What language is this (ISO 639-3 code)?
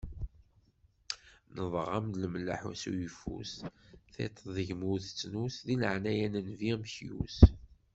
kab